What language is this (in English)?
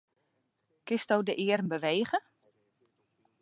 Western Frisian